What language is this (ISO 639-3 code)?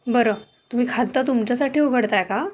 mar